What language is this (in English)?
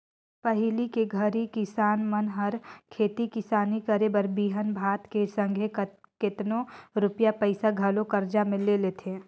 Chhattisgarhi